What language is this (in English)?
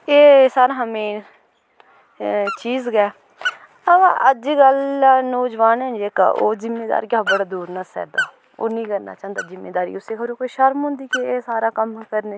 Dogri